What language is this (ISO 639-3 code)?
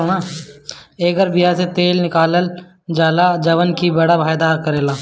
bho